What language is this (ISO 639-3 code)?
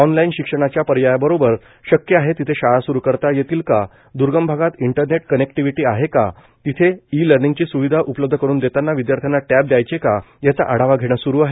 mar